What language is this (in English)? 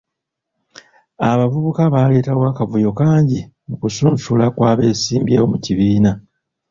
Ganda